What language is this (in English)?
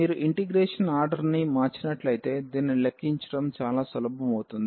Telugu